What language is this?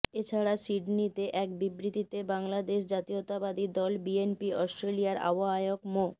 Bangla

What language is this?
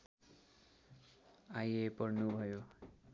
Nepali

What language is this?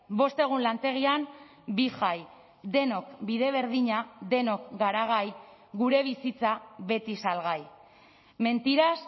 Basque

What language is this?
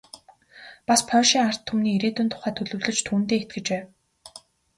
Mongolian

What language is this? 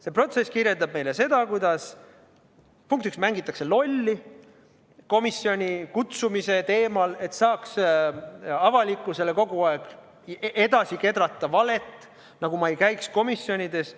Estonian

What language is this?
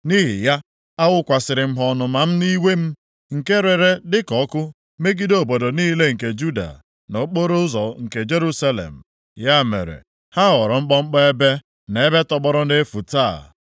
Igbo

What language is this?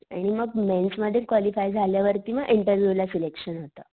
Marathi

